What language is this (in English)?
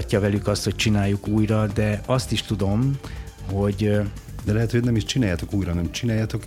Hungarian